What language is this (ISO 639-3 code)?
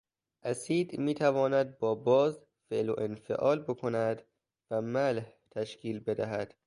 fas